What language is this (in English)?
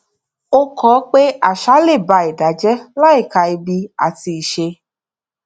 Yoruba